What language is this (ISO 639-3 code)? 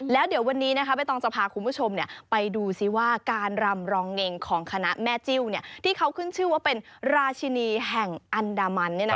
tha